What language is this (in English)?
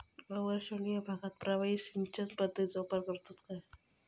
Marathi